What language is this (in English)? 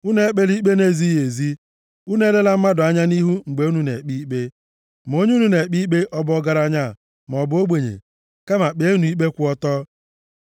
Igbo